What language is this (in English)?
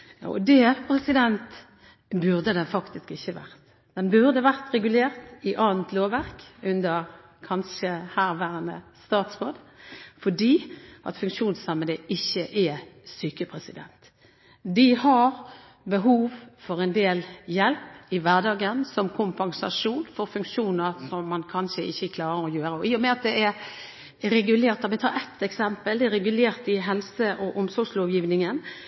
Norwegian Bokmål